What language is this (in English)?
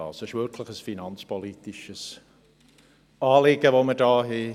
Swiss German